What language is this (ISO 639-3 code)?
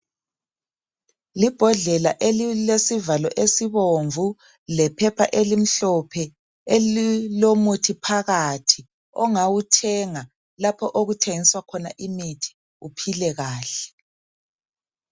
nde